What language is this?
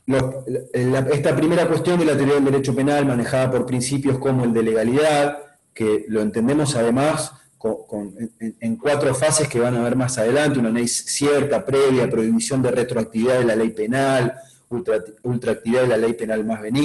Spanish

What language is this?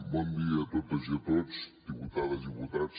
Catalan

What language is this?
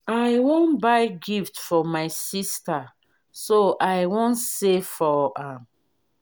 Nigerian Pidgin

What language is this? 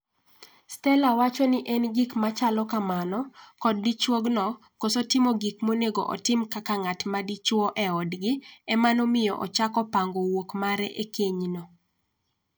Luo (Kenya and Tanzania)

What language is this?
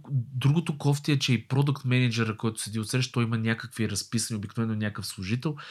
Bulgarian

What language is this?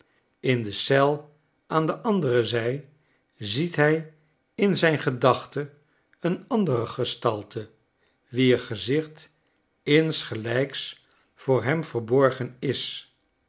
Dutch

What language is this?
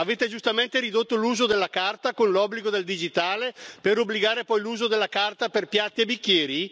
Italian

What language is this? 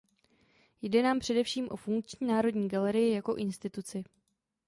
Czech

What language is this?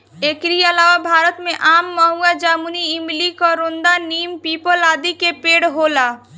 Bhojpuri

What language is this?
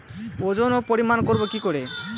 Bangla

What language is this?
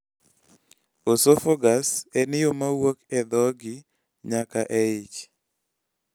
Luo (Kenya and Tanzania)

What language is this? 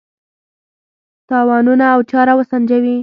Pashto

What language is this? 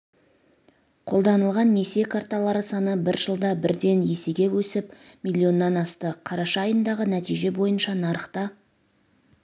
Kazakh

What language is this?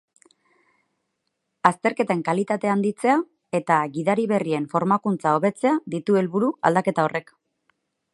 Basque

